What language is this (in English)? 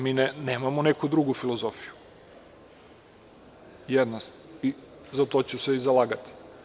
Serbian